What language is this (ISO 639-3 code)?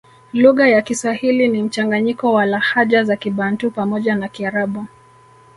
swa